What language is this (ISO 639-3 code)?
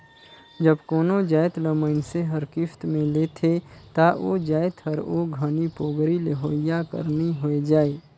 hne